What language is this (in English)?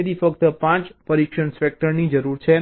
Gujarati